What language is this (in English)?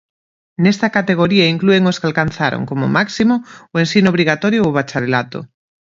Galician